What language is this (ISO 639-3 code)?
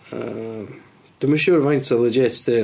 cym